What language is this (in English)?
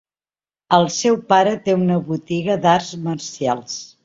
Catalan